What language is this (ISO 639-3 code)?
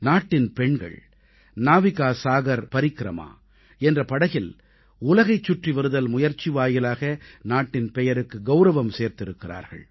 tam